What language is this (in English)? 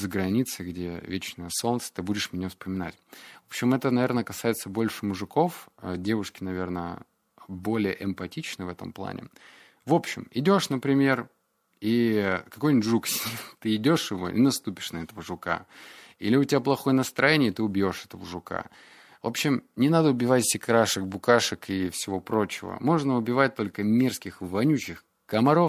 Russian